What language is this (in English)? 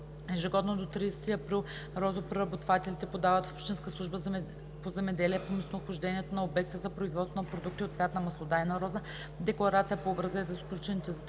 Bulgarian